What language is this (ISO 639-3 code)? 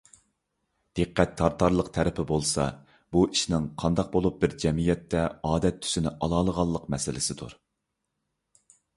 uig